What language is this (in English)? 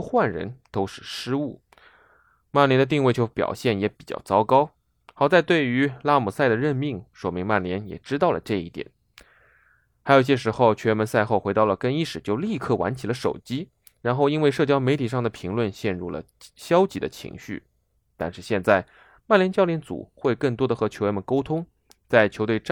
Chinese